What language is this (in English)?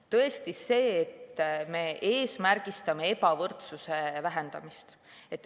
Estonian